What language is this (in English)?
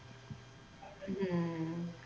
Punjabi